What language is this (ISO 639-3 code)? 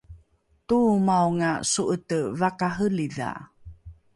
dru